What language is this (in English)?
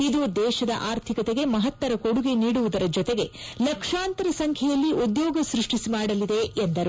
Kannada